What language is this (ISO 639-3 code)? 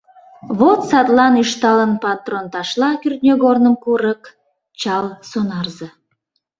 chm